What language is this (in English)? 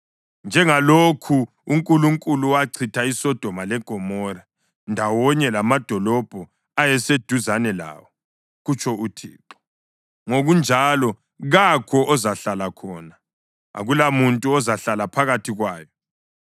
North Ndebele